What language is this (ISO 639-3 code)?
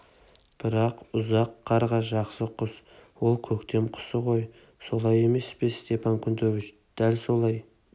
kaz